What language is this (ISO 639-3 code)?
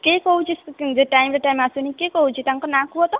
ori